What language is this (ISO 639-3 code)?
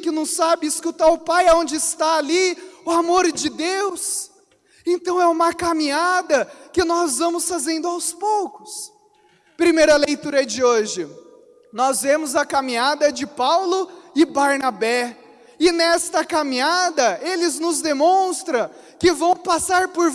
por